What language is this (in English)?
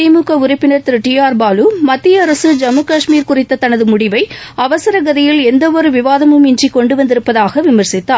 Tamil